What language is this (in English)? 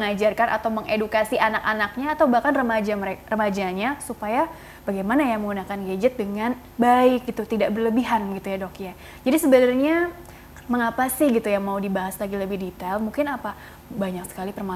Indonesian